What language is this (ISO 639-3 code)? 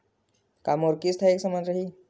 hne